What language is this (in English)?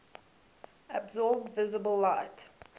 English